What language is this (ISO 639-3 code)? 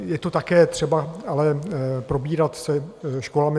ces